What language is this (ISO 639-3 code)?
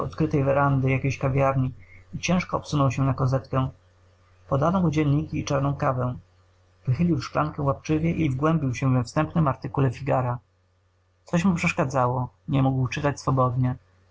pol